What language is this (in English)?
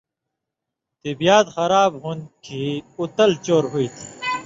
Indus Kohistani